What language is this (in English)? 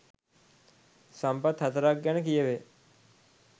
Sinhala